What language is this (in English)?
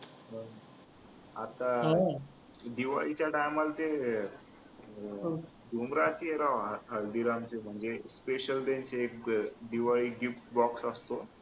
Marathi